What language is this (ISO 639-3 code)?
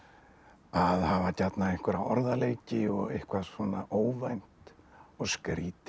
isl